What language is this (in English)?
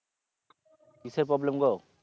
Bangla